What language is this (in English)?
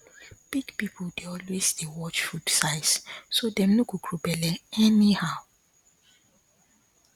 Nigerian Pidgin